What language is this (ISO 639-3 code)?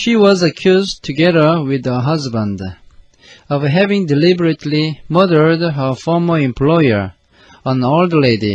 kor